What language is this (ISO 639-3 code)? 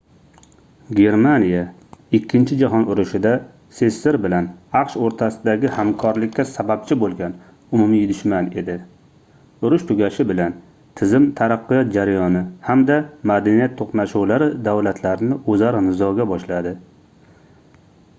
uzb